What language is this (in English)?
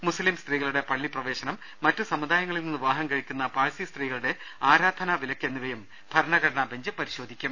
Malayalam